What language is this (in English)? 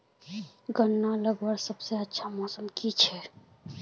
Magahi